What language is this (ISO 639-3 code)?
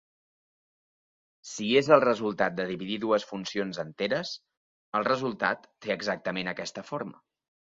cat